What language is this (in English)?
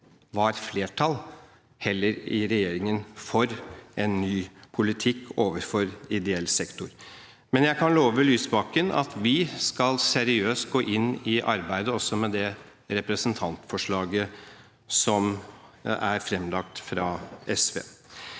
Norwegian